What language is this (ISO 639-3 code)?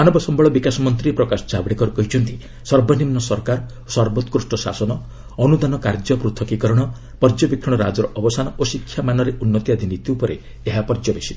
ori